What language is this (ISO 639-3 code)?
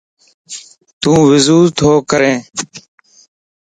lss